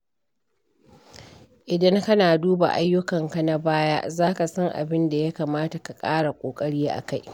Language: Hausa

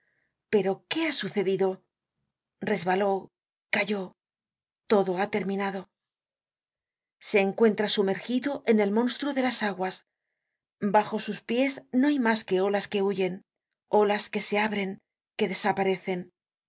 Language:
Spanish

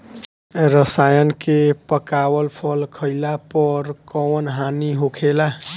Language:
Bhojpuri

